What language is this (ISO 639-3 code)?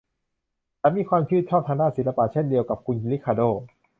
tha